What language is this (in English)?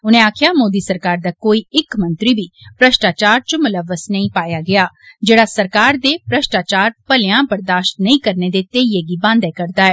Dogri